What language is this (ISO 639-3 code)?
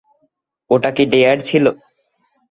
ben